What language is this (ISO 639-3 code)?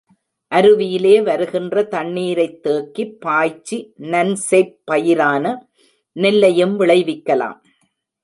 tam